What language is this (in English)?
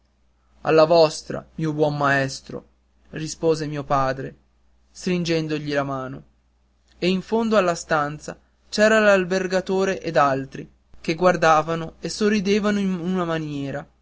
Italian